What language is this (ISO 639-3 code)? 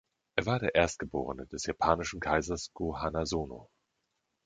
deu